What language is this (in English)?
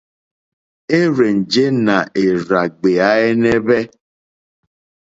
Mokpwe